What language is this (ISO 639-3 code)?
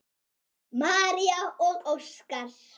isl